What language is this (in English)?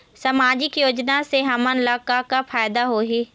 Chhattisgarhi